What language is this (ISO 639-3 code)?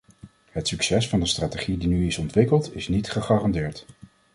nld